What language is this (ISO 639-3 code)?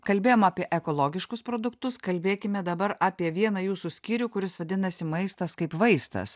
lit